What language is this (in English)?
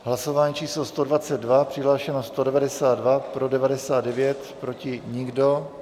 Czech